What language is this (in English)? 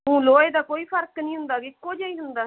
Punjabi